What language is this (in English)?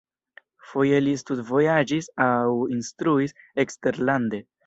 Esperanto